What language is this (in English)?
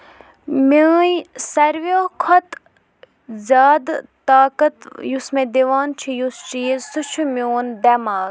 Kashmiri